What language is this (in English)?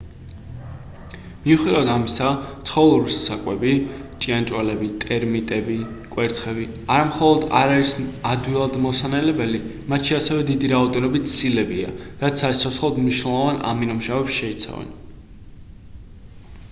Georgian